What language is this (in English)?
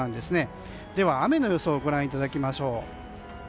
Japanese